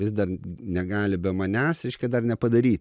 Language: Lithuanian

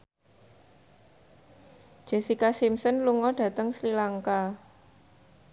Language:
Javanese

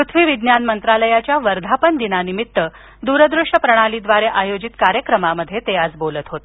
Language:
Marathi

